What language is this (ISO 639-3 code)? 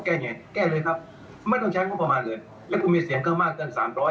tha